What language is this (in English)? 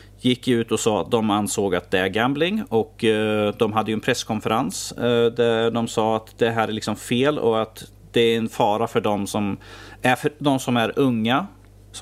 Swedish